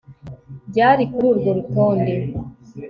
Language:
Kinyarwanda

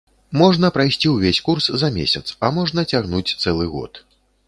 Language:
Belarusian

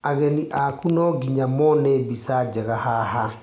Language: Kikuyu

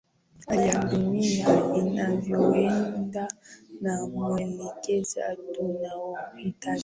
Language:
Swahili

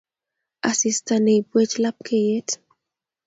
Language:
Kalenjin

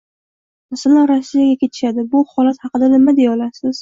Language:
Uzbek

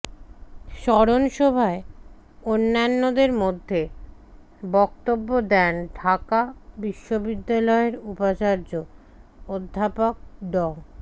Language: Bangla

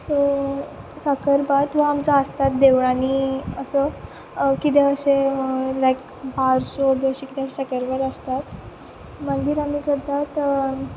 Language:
Konkani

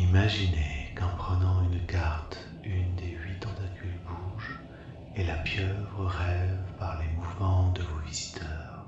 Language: French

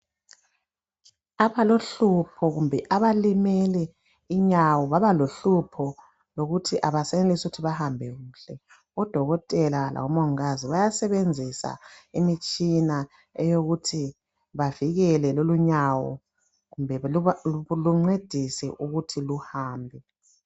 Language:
North Ndebele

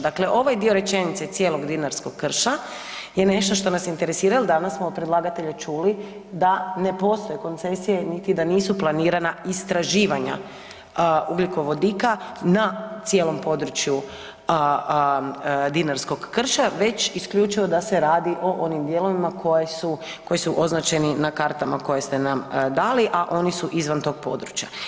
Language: Croatian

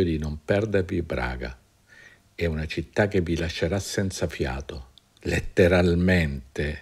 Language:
Italian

